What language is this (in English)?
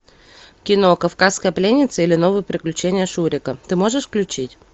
Russian